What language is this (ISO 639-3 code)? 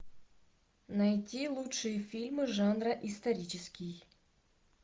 rus